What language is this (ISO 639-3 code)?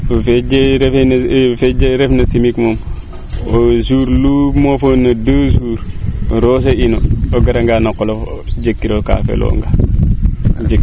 srr